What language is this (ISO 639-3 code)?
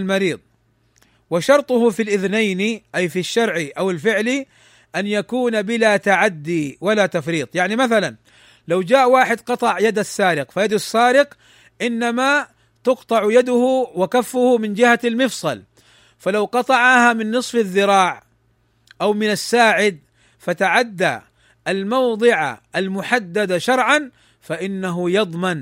ara